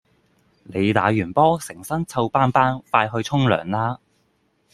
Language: Cantonese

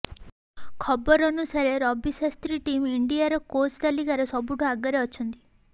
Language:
Odia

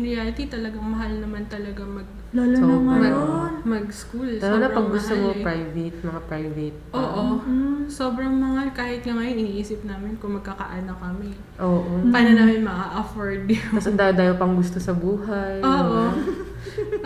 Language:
Filipino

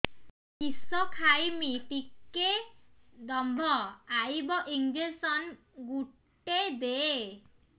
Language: Odia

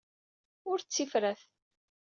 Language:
Kabyle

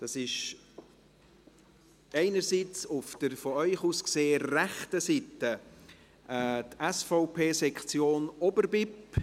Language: Swiss German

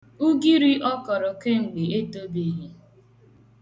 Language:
Igbo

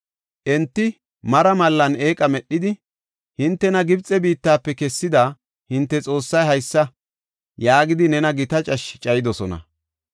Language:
Gofa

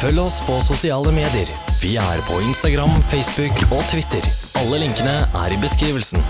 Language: Norwegian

